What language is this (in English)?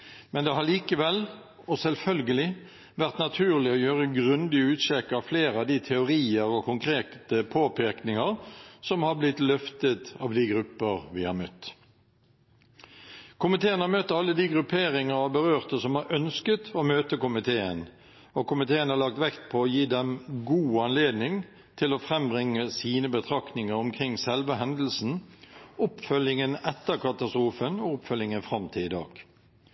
Norwegian Bokmål